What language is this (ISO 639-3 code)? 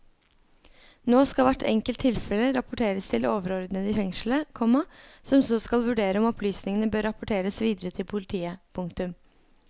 nor